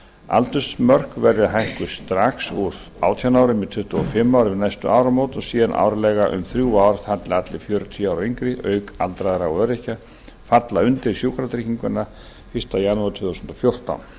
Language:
Icelandic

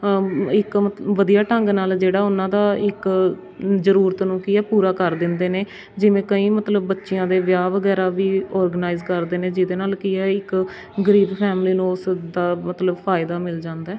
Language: Punjabi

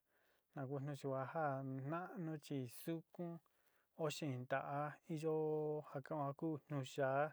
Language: Sinicahua Mixtec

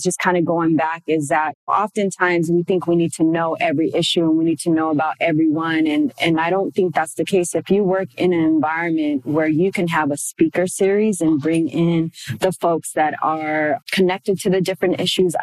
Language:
English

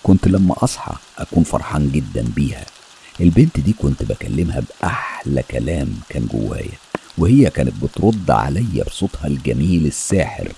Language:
Arabic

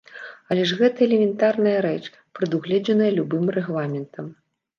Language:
Belarusian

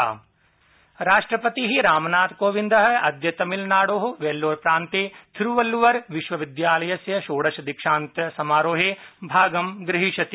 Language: Sanskrit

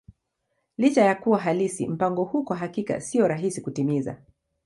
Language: Swahili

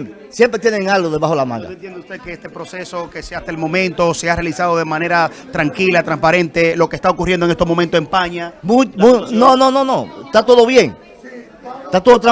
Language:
Spanish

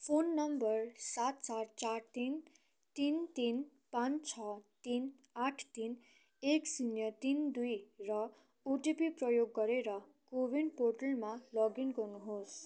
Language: Nepali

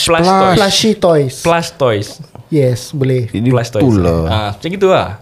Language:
Malay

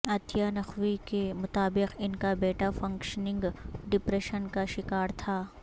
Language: Urdu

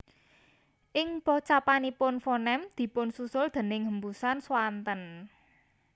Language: Javanese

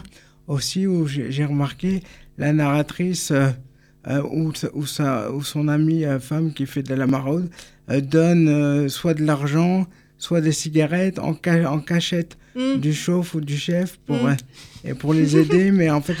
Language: French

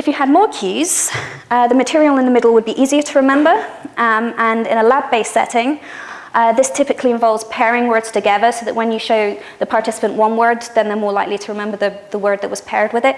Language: English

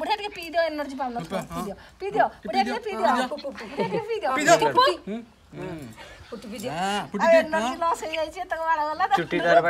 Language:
Indonesian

